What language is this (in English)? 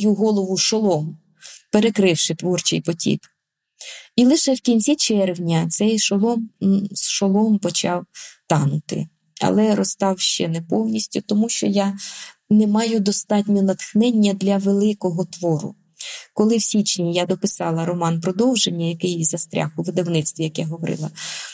Ukrainian